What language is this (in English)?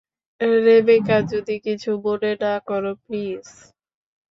Bangla